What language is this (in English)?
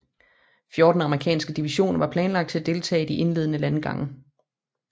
Danish